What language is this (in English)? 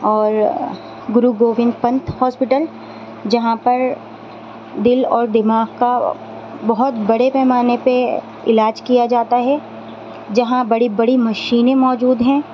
Urdu